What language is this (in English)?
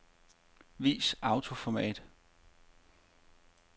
Danish